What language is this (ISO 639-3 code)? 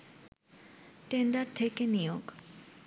ben